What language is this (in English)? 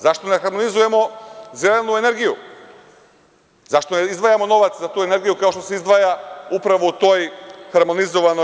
Serbian